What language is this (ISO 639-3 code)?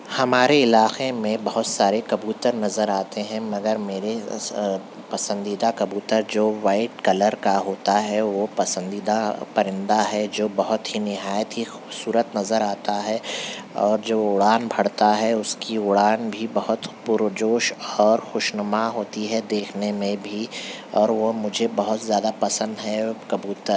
urd